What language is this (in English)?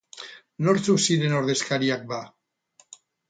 Basque